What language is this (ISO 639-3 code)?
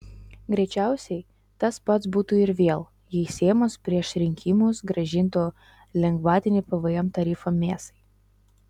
lit